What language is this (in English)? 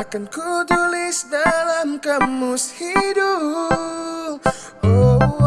Indonesian